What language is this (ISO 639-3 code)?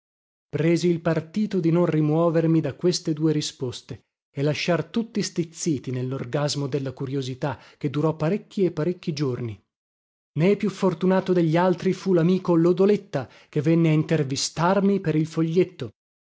ita